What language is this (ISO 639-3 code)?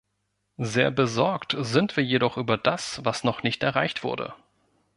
deu